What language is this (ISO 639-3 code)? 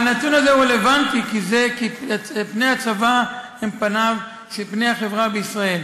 heb